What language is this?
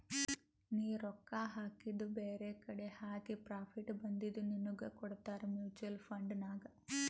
Kannada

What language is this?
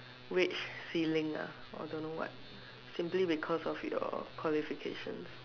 English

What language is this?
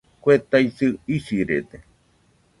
Nüpode Huitoto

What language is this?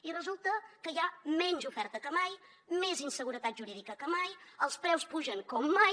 Catalan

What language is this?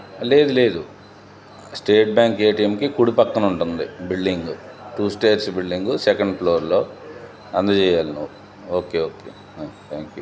Telugu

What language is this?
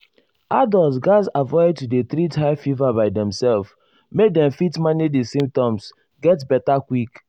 Nigerian Pidgin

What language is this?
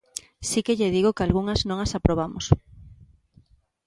Galician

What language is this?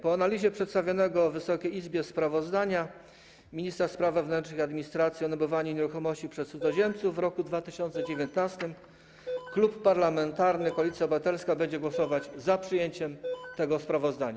Polish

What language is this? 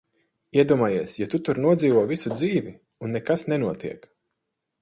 Latvian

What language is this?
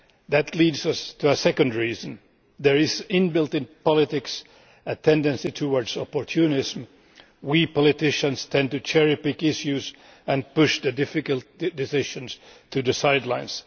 English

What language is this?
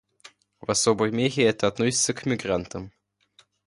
Russian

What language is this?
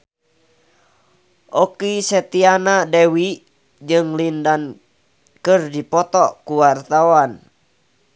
Sundanese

